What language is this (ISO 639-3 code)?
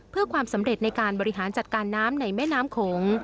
tha